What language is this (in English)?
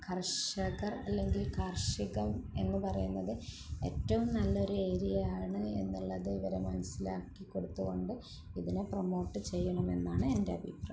Malayalam